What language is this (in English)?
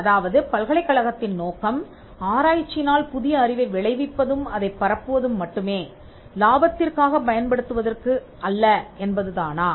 Tamil